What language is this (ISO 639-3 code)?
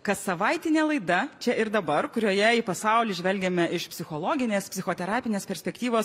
lit